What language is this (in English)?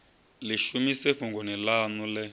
Venda